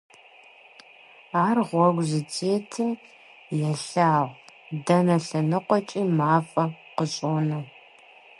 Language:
Kabardian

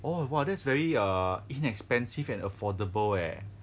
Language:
English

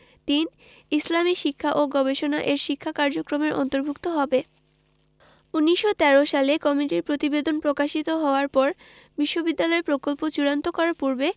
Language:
Bangla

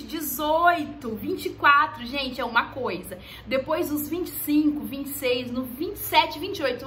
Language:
Portuguese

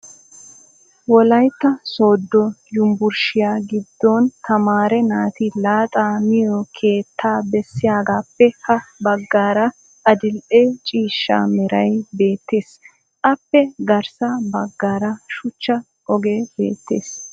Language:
Wolaytta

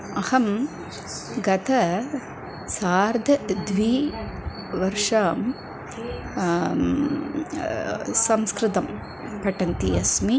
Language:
Sanskrit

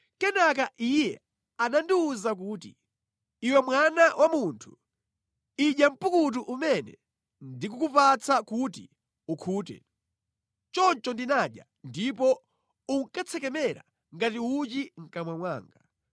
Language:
Nyanja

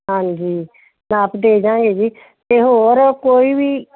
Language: Punjabi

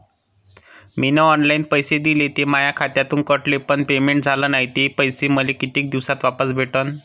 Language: Marathi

